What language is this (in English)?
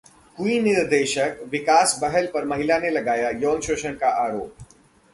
Hindi